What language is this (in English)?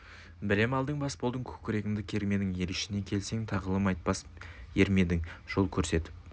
Kazakh